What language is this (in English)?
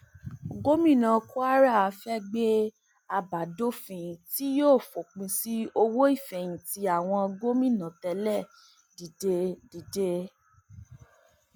Yoruba